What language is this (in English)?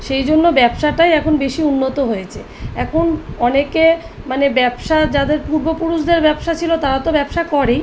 Bangla